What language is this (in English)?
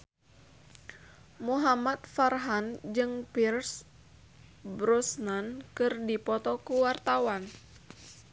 Sundanese